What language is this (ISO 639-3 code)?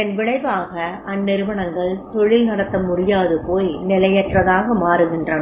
tam